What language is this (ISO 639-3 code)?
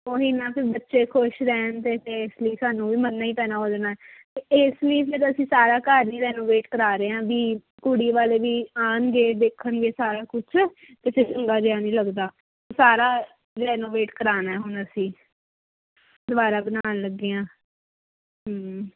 pan